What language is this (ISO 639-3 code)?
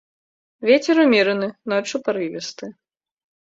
bel